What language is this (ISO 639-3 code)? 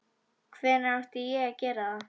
isl